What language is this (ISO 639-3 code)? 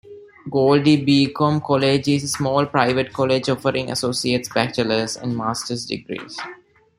eng